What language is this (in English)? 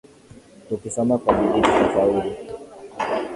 Swahili